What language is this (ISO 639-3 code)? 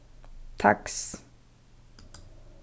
fao